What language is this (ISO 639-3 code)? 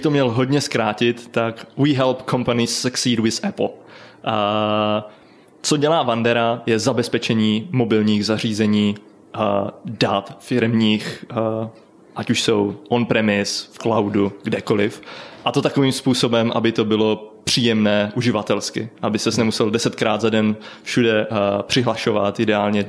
ces